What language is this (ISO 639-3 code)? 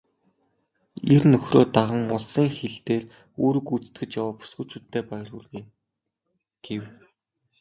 mon